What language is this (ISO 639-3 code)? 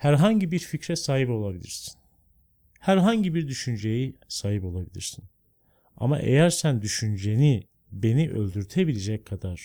tur